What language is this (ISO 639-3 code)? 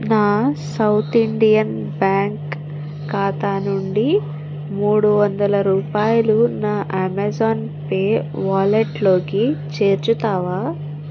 tel